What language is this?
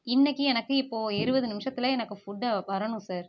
Tamil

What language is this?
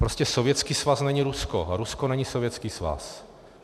Czech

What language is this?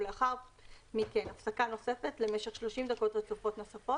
Hebrew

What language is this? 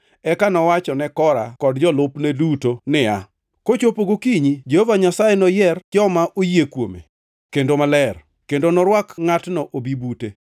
Luo (Kenya and Tanzania)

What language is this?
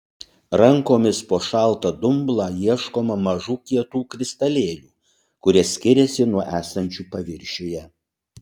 Lithuanian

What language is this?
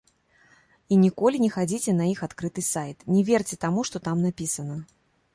Belarusian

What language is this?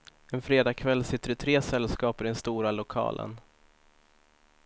Swedish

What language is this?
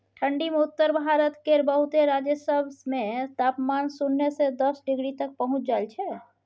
Maithili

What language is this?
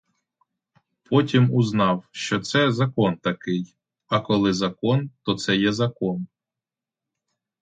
Ukrainian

